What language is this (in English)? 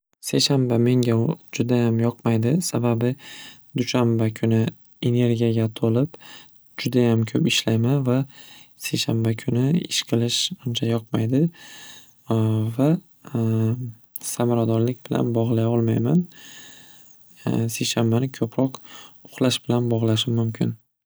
Uzbek